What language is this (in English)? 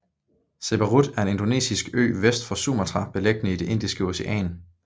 Danish